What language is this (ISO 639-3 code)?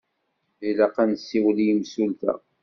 kab